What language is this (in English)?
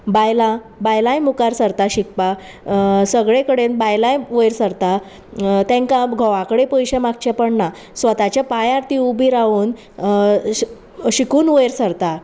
Konkani